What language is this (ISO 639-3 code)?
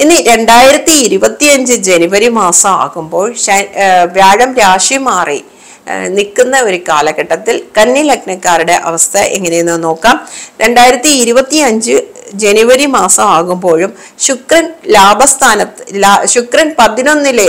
mal